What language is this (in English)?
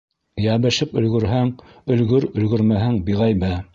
Bashkir